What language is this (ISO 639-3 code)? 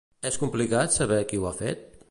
cat